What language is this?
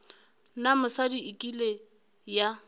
Northern Sotho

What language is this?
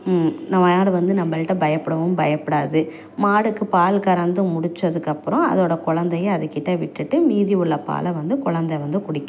Tamil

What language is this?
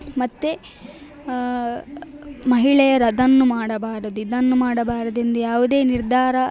Kannada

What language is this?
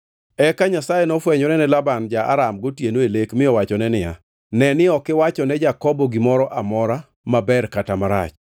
Luo (Kenya and Tanzania)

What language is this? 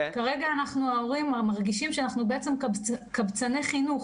Hebrew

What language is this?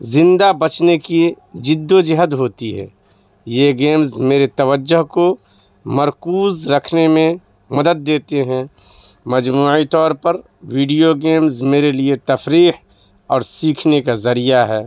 Urdu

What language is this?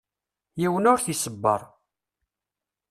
Kabyle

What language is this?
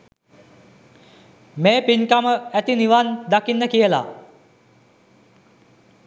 Sinhala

